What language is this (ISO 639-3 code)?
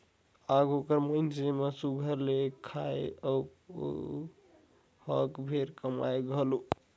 hne